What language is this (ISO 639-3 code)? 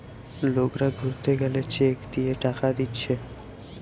ben